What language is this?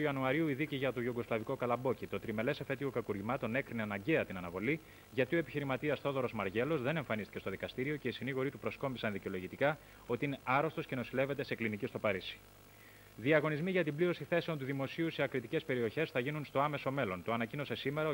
Greek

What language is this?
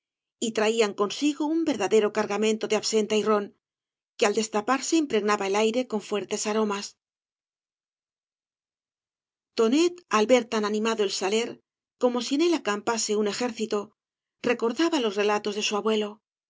Spanish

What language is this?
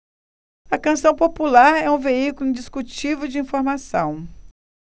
Portuguese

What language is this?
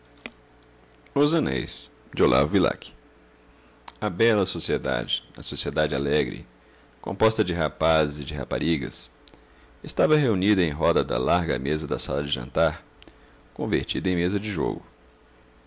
Portuguese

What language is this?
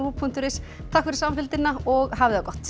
Icelandic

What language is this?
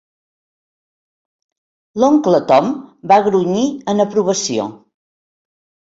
Catalan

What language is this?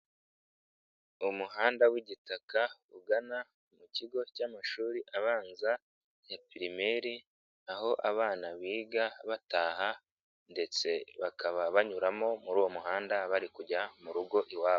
Kinyarwanda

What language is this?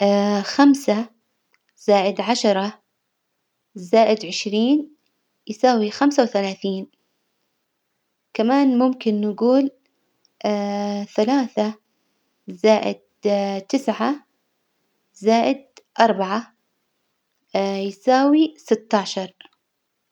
Hijazi Arabic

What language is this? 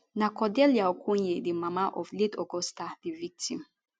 Nigerian Pidgin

